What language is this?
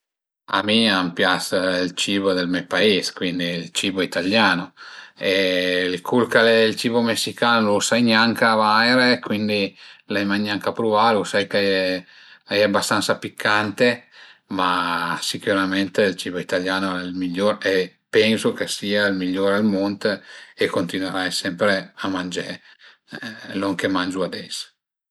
Piedmontese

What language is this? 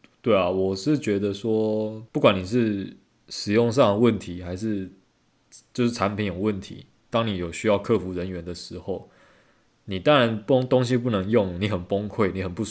Chinese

